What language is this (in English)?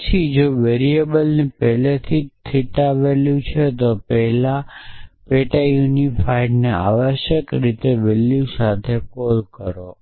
Gujarati